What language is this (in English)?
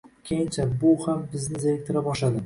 Uzbek